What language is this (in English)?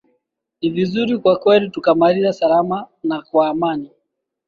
Swahili